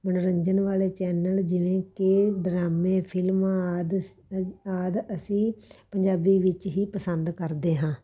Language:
Punjabi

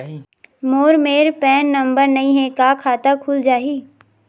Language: Chhattisgarhi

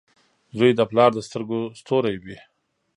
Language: Pashto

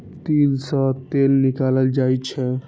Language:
Maithili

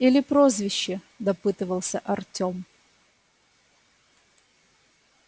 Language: Russian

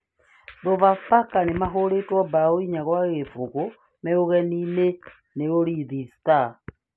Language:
Kikuyu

